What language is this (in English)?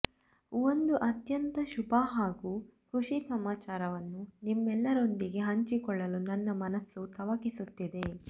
Kannada